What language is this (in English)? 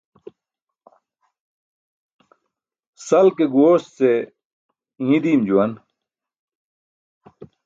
Burushaski